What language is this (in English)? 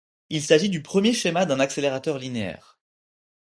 French